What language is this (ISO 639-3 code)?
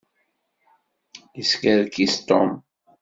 kab